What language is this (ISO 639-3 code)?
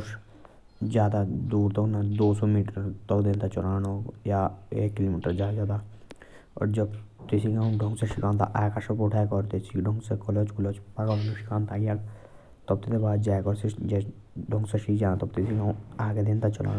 jns